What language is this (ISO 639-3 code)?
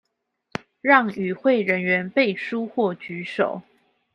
zho